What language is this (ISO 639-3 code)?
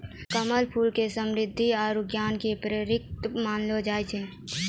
mai